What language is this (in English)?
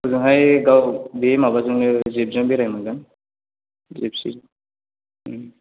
Bodo